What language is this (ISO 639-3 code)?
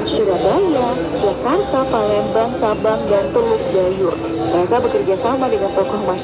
ind